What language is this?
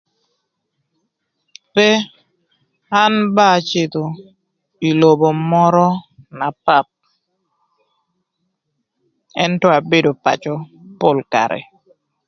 Thur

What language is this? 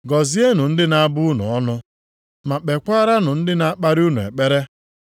Igbo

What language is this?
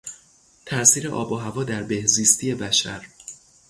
Persian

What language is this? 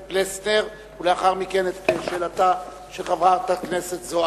Hebrew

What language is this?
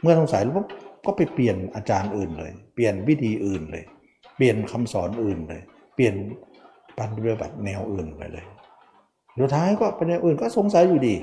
Thai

